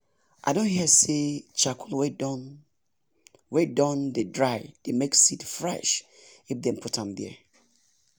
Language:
Nigerian Pidgin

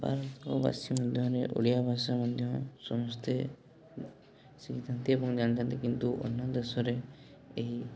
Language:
Odia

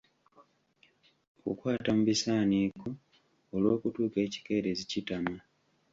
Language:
Ganda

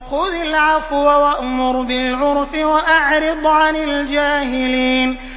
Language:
Arabic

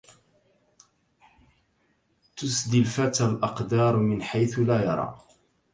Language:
Arabic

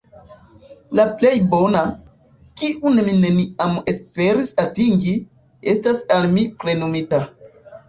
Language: Esperanto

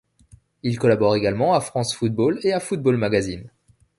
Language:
French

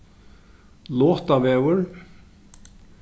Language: Faroese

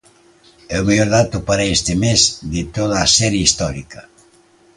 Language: Galician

